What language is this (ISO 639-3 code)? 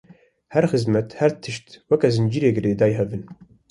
kur